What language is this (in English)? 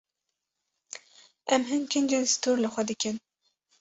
Kurdish